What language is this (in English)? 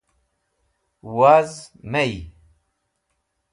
Wakhi